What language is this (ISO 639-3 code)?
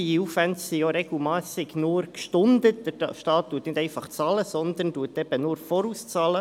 gsw